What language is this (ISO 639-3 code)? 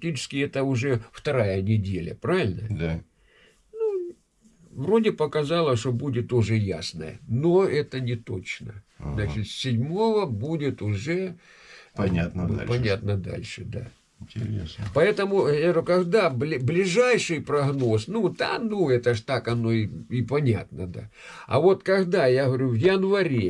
rus